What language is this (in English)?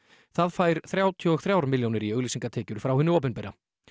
Icelandic